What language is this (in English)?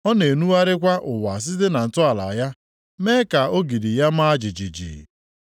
Igbo